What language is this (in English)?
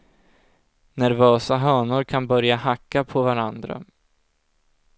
Swedish